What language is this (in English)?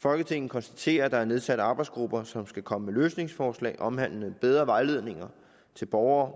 Danish